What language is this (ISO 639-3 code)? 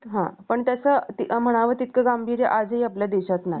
mar